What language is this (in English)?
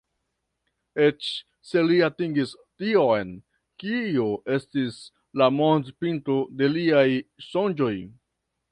Esperanto